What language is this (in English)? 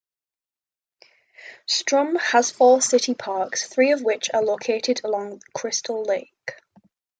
English